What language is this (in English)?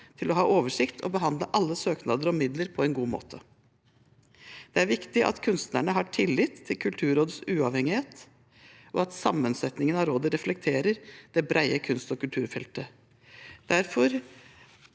Norwegian